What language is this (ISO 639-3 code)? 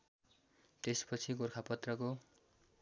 nep